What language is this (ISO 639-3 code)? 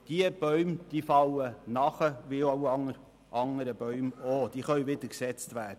gsw